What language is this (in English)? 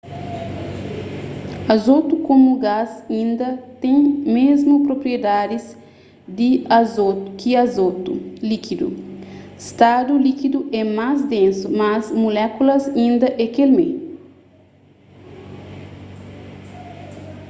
Kabuverdianu